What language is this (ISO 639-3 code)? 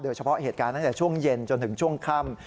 tha